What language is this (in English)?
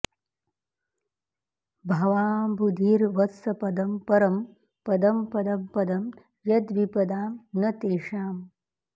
Sanskrit